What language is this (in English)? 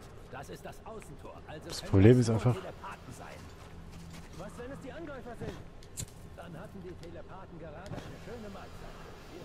German